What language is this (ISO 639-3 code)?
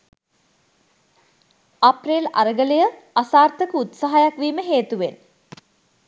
sin